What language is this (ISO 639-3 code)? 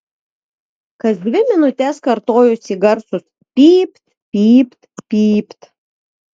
lit